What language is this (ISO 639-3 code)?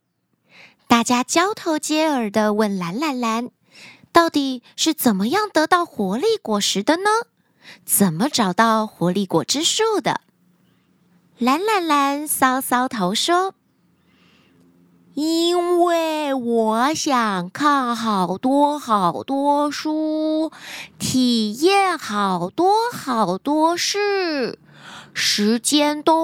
zho